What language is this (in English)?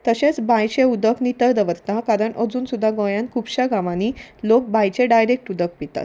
Konkani